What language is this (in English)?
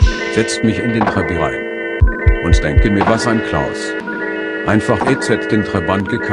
German